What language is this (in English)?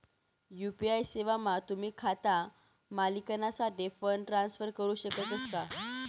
Marathi